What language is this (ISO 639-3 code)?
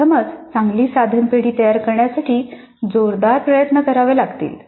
mar